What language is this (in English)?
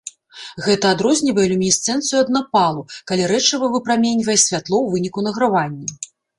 Belarusian